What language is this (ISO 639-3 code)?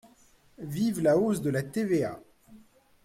fra